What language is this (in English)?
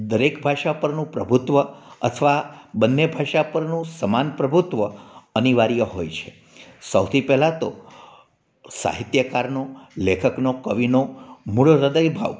Gujarati